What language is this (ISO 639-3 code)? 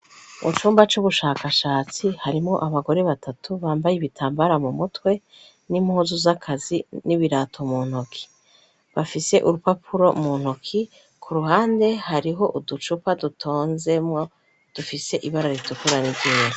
run